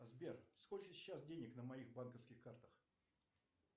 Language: Russian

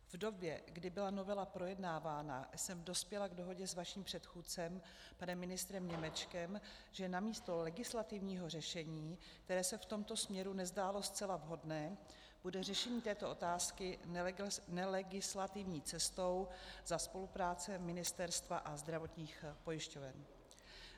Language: Czech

